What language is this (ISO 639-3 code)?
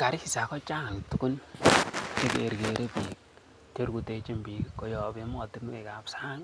kln